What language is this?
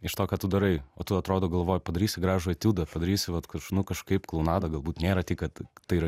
Lithuanian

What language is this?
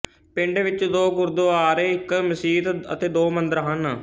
Punjabi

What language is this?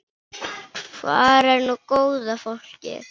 Icelandic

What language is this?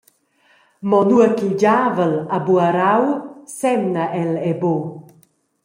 Romansh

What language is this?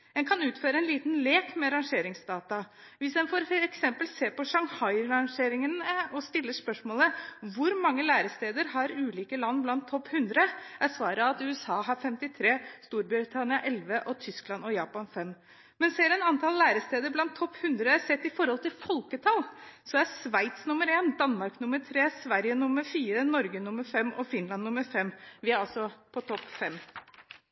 Norwegian Bokmål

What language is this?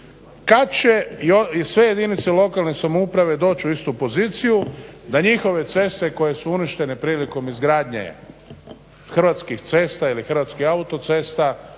Croatian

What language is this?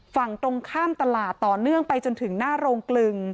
Thai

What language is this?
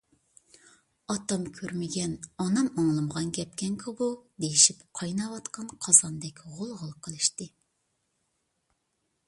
Uyghur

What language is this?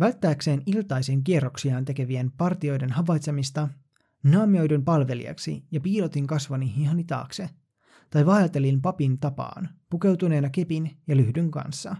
Finnish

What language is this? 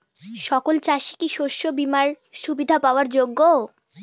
Bangla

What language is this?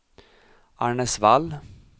Swedish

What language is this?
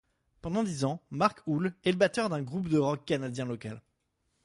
French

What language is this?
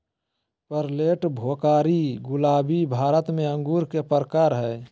Magahi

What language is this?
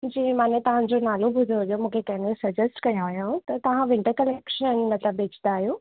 Sindhi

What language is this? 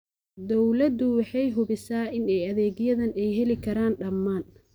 Somali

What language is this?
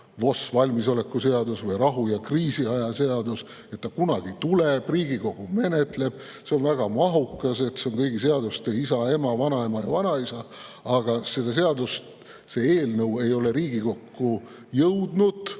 Estonian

